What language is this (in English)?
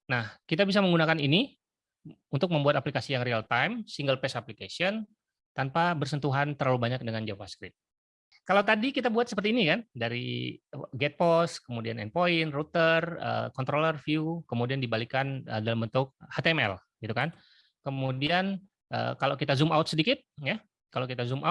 Indonesian